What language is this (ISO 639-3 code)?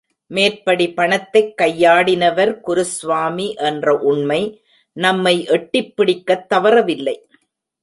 tam